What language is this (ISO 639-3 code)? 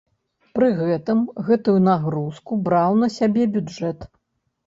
bel